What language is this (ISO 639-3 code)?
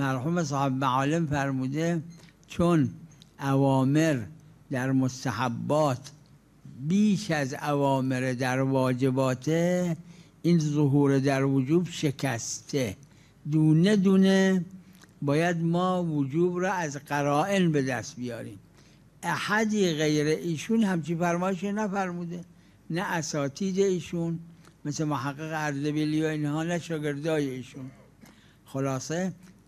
fas